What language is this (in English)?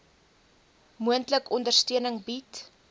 Afrikaans